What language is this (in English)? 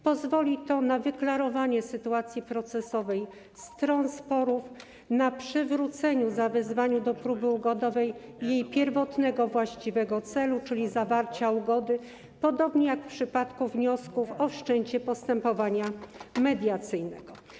Polish